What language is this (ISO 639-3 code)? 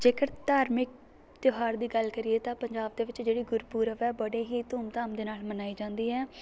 pan